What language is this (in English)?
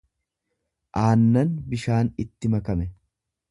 Oromo